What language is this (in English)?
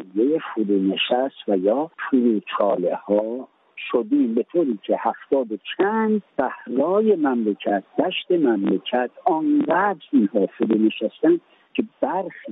Persian